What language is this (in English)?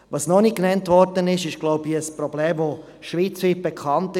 Swiss German